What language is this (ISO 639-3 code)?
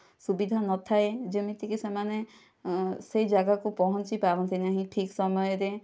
ori